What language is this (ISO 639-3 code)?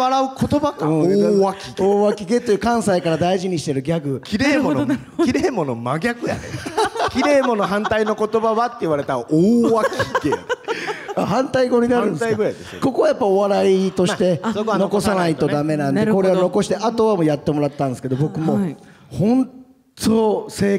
jpn